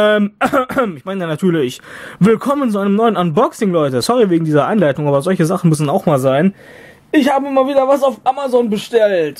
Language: German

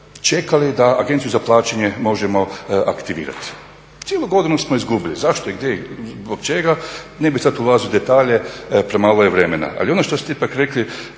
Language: Croatian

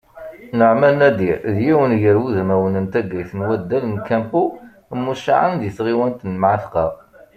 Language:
Kabyle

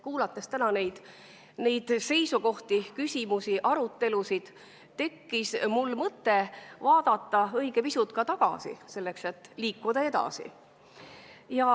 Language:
Estonian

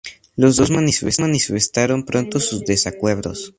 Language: Spanish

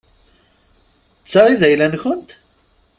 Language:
Kabyle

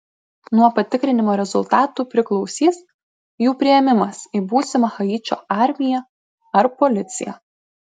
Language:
Lithuanian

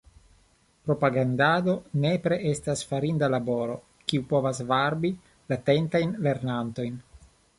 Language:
Esperanto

